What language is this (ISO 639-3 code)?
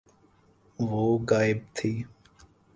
urd